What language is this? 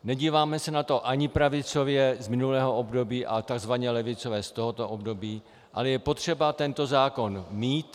Czech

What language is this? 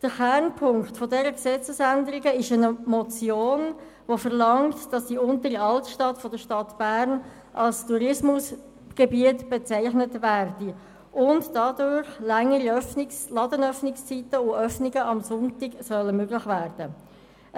Swiss German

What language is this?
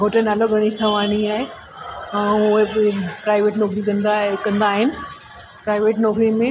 Sindhi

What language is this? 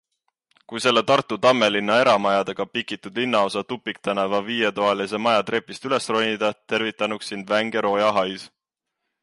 Estonian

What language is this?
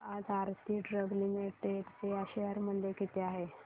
Marathi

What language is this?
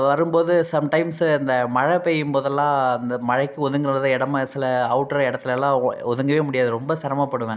Tamil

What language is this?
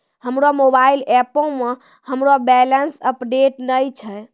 Maithili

